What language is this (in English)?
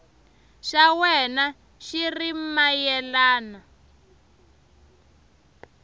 Tsonga